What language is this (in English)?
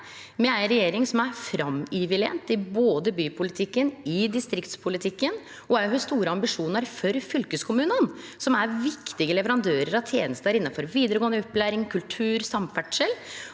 Norwegian